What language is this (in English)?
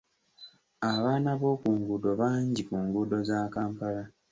Ganda